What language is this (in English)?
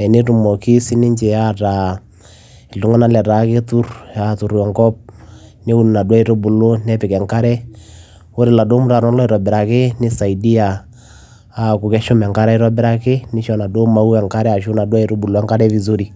Masai